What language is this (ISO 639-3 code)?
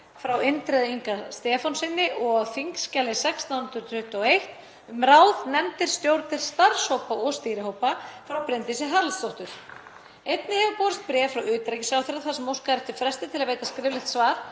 isl